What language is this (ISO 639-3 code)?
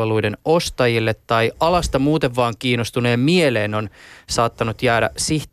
fin